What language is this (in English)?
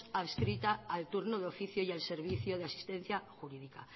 Spanish